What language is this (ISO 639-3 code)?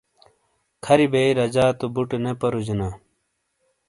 scl